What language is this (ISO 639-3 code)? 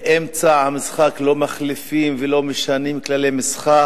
heb